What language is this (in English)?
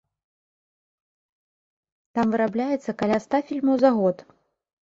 Belarusian